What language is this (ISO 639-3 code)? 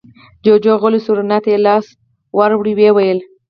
pus